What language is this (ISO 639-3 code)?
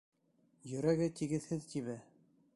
bak